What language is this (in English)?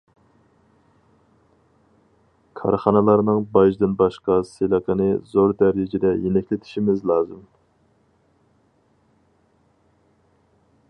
Uyghur